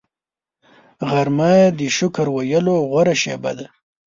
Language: Pashto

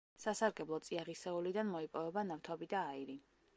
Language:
Georgian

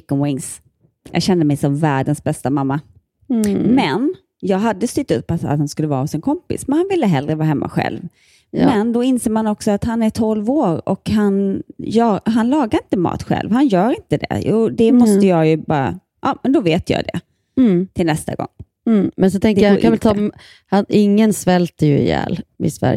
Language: Swedish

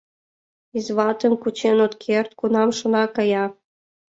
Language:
Mari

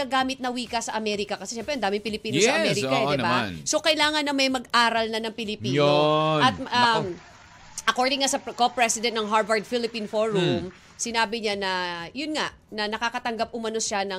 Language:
Filipino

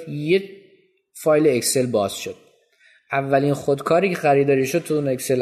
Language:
Persian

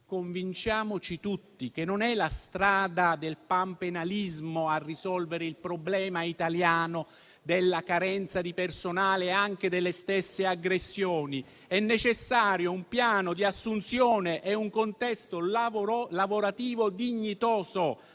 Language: Italian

